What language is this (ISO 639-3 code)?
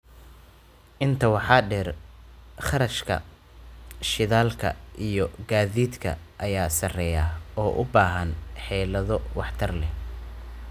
som